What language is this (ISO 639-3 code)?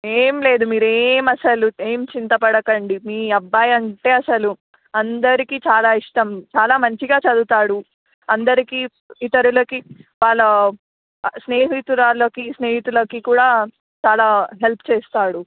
tel